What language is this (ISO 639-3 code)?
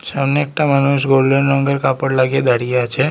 ben